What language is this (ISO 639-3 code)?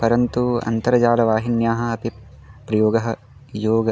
san